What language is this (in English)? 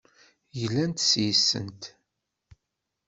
Kabyle